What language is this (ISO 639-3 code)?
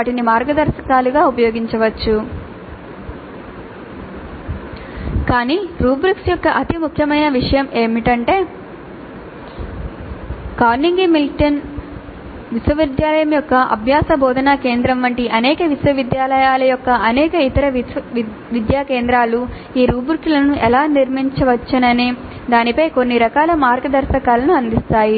tel